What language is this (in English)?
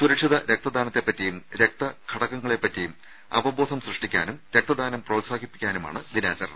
Malayalam